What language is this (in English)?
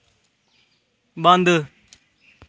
Dogri